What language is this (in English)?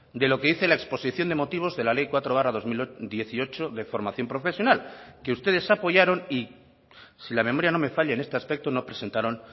Spanish